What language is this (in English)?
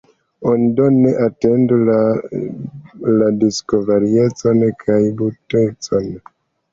Esperanto